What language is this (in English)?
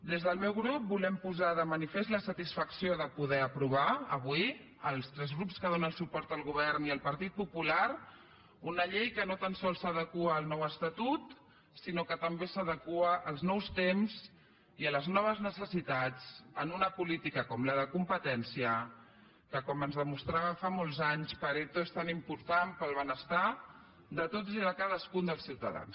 Catalan